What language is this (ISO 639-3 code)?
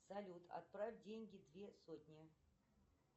rus